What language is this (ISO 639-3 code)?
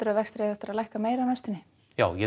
isl